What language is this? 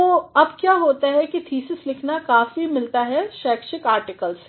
Hindi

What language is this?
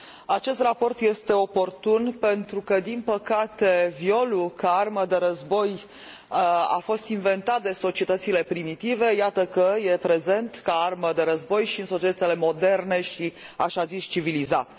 Romanian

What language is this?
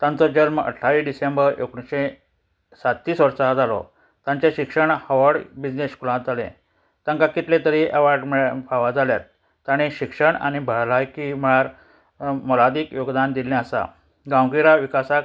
Konkani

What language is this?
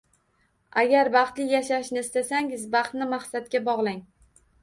Uzbek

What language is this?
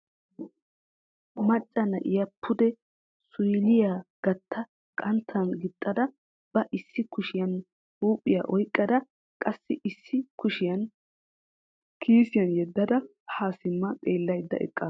Wolaytta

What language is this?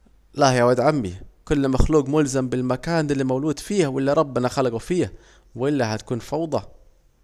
Saidi Arabic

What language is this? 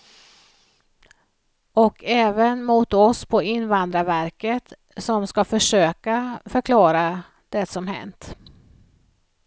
Swedish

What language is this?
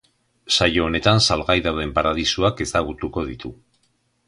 Basque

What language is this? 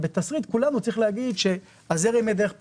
Hebrew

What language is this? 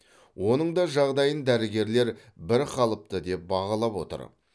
Kazakh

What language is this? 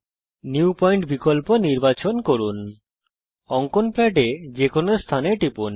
Bangla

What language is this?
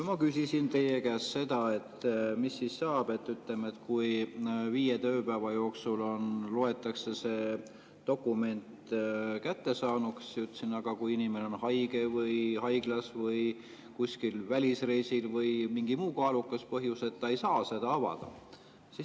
Estonian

